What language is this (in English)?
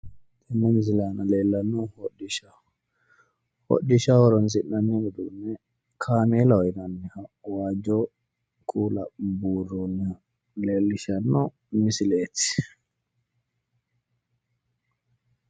Sidamo